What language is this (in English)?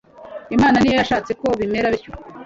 Kinyarwanda